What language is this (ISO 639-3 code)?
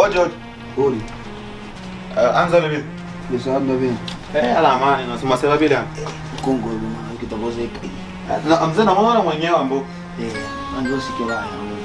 fra